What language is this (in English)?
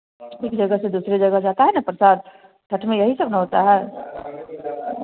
Hindi